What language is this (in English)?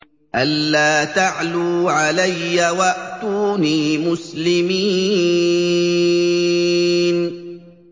Arabic